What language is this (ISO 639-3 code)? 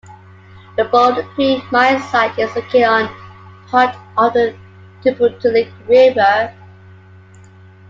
eng